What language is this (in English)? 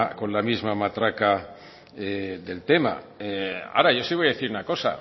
Spanish